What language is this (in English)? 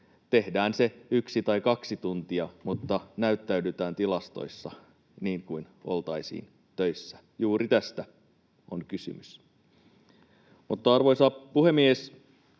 Finnish